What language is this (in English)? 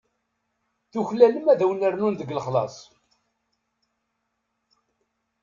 Kabyle